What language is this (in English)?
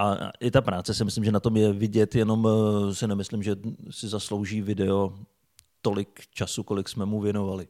Czech